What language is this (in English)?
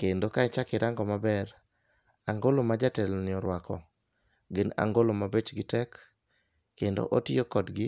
Luo (Kenya and Tanzania)